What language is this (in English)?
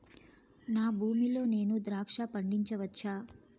Telugu